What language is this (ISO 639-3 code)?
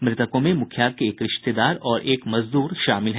hin